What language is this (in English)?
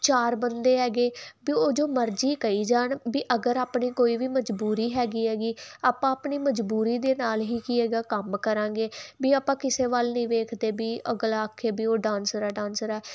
Punjabi